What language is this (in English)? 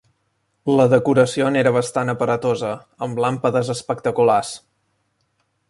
Catalan